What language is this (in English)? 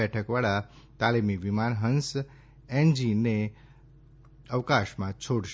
Gujarati